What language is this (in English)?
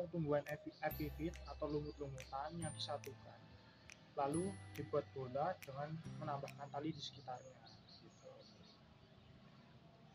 Indonesian